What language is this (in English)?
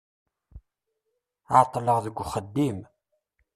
Kabyle